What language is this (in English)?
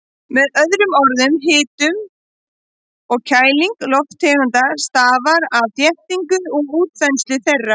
Icelandic